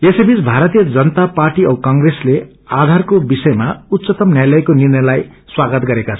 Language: Nepali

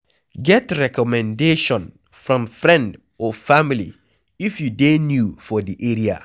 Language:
Nigerian Pidgin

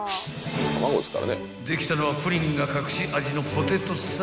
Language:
Japanese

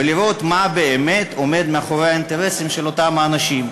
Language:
Hebrew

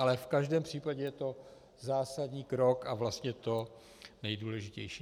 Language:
Czech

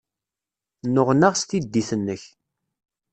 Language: Kabyle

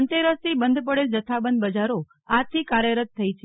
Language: Gujarati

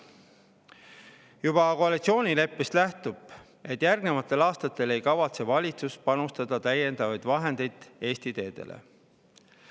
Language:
Estonian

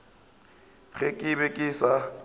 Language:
Northern Sotho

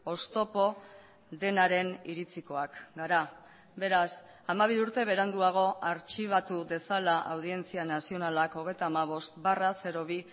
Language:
Basque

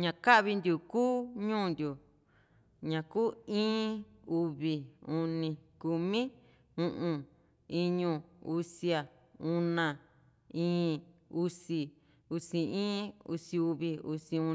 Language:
Juxtlahuaca Mixtec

